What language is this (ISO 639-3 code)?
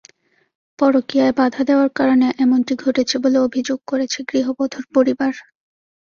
ben